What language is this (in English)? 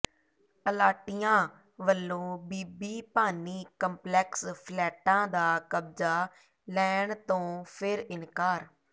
Punjabi